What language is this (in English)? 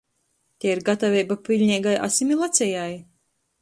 Latgalian